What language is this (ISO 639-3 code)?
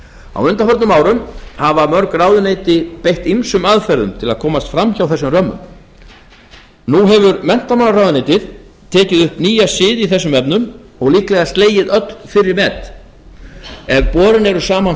isl